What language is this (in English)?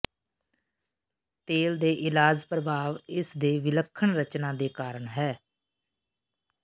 Punjabi